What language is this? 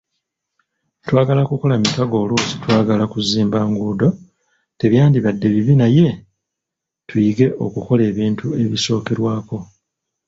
Ganda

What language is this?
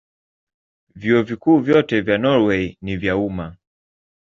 Swahili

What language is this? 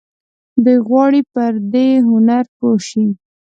Pashto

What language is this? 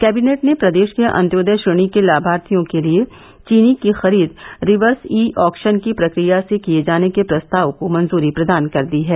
Hindi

